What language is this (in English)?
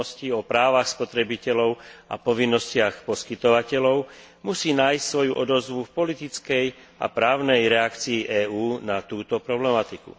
Slovak